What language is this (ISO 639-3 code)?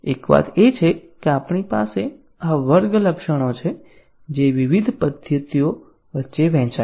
guj